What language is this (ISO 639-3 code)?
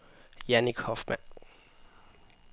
dan